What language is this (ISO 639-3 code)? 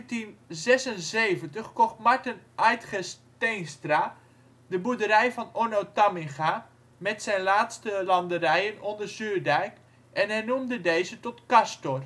nld